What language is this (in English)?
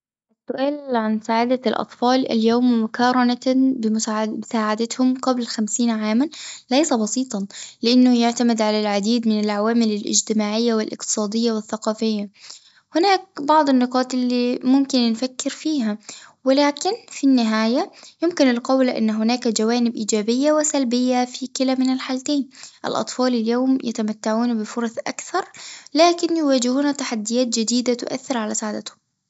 Tunisian Arabic